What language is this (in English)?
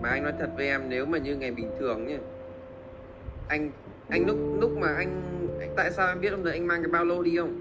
Vietnamese